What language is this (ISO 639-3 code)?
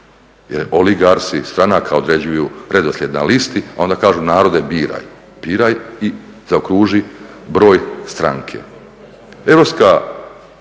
hrv